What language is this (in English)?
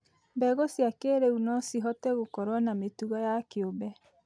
Kikuyu